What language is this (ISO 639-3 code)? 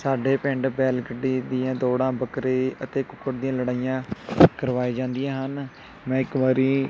pan